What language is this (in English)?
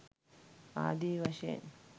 Sinhala